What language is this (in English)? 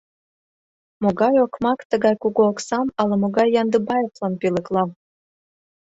Mari